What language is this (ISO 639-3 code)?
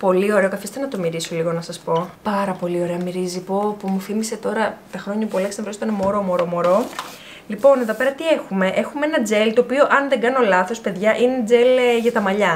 ell